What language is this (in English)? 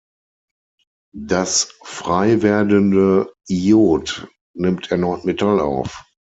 German